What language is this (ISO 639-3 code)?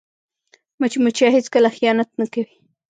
pus